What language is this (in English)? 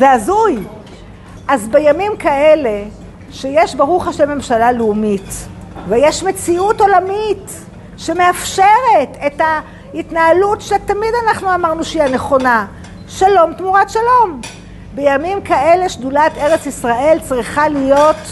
Hebrew